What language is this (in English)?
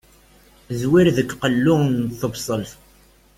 Kabyle